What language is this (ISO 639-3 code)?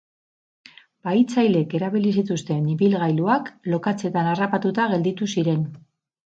eus